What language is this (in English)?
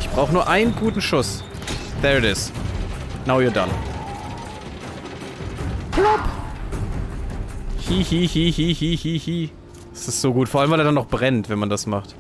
German